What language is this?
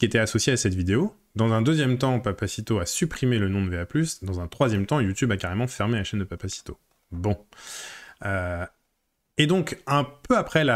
French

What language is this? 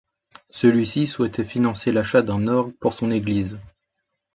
French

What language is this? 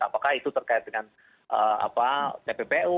Indonesian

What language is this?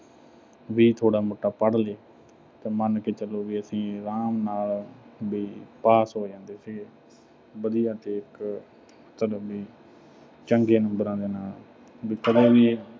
Punjabi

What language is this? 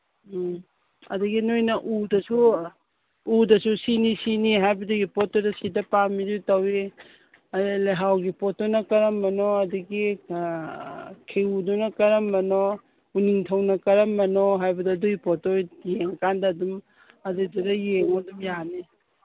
Manipuri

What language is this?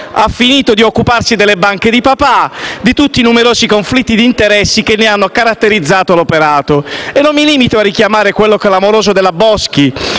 Italian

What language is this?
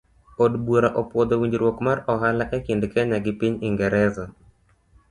Luo (Kenya and Tanzania)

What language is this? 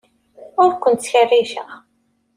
Kabyle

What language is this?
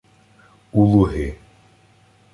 Ukrainian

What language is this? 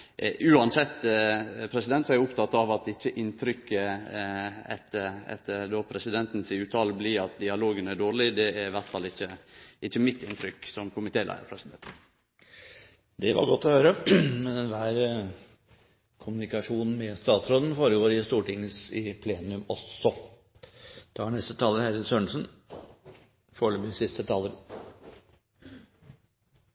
Norwegian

